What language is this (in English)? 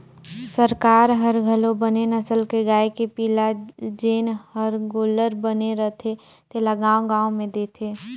Chhattisgarhi